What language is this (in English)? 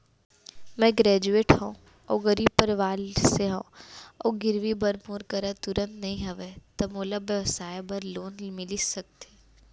Chhattisgarhi